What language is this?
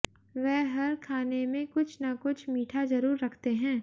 Hindi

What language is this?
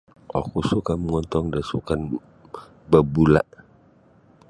Sabah Bisaya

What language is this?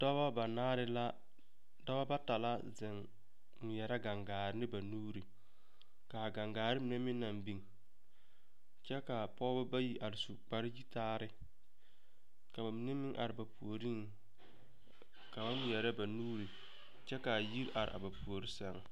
Southern Dagaare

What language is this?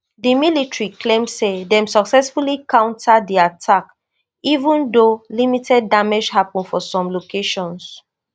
Nigerian Pidgin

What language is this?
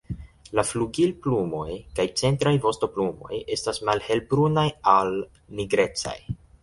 Esperanto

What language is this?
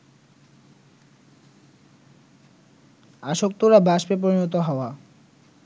Bangla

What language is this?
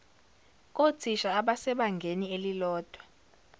Zulu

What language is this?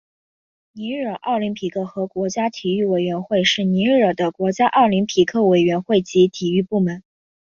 Chinese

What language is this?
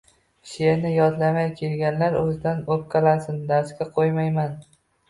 Uzbek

